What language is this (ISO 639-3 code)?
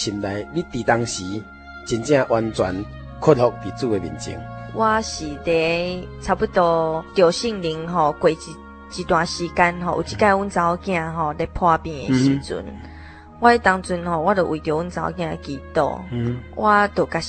zho